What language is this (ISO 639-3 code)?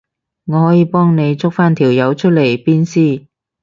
yue